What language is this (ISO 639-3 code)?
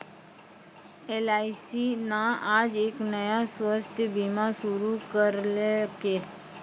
mai